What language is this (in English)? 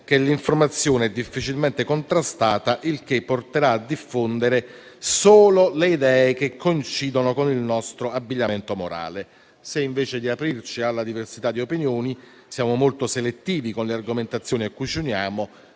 Italian